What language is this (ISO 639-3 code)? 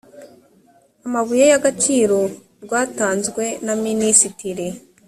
kin